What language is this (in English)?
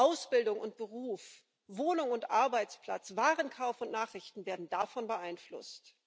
German